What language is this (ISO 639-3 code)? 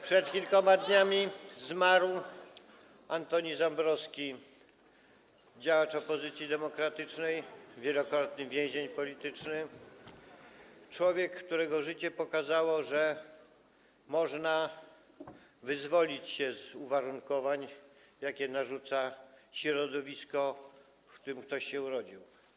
pol